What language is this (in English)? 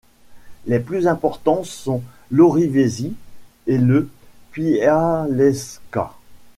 French